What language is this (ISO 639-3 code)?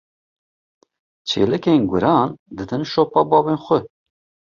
kur